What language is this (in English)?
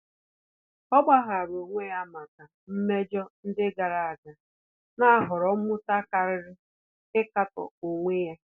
Igbo